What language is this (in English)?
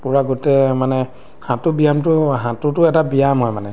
Assamese